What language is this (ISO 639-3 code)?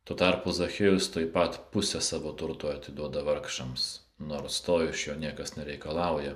lit